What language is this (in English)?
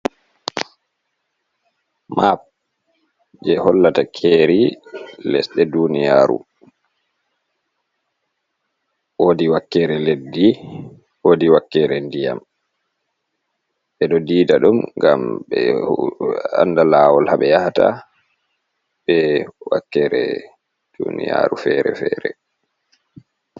Fula